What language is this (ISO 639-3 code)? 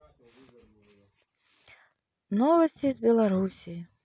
rus